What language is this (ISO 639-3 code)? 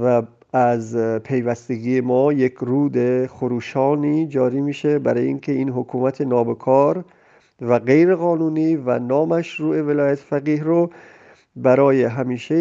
fas